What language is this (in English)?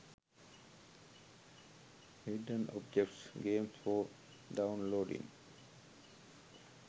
Sinhala